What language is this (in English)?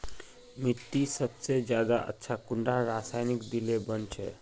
Magahi